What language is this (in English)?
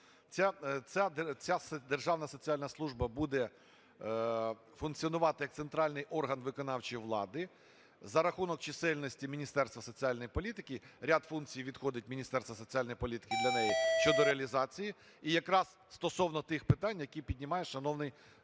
Ukrainian